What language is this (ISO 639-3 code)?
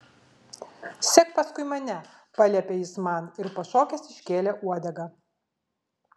lit